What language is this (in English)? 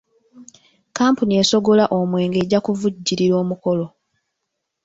Ganda